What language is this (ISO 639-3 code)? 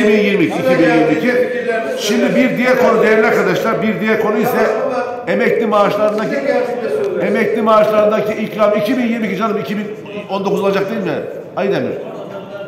tur